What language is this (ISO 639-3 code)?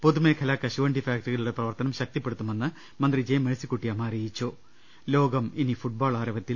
mal